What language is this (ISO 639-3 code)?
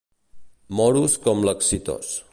cat